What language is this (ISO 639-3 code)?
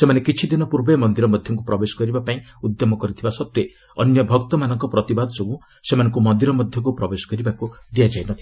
ori